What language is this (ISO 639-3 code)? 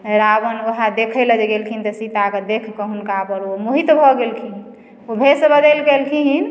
mai